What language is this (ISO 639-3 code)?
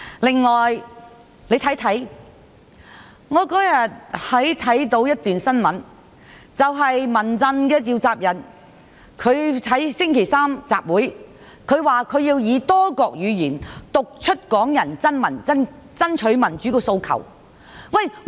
yue